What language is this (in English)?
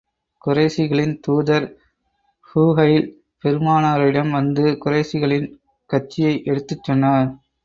Tamil